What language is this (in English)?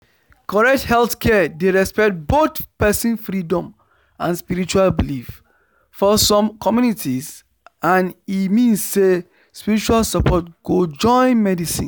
Nigerian Pidgin